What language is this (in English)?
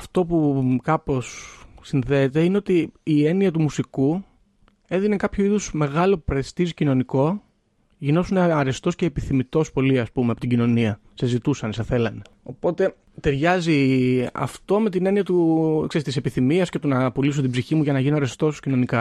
Greek